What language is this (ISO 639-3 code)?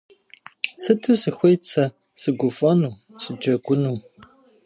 kbd